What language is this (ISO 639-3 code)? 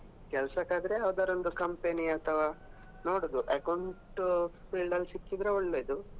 kan